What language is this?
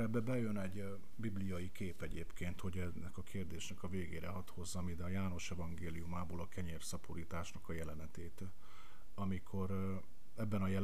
Hungarian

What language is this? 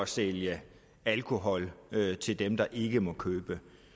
Danish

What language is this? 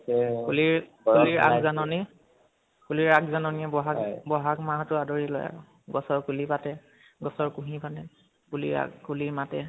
Assamese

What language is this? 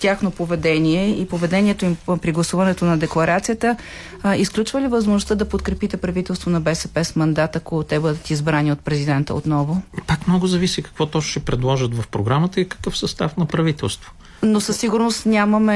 Bulgarian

